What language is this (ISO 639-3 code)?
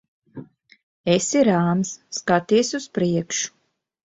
lav